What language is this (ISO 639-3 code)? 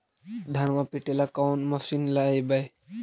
mag